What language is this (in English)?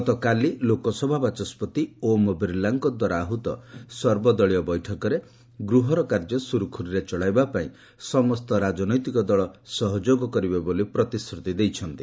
Odia